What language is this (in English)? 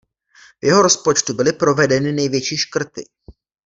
Czech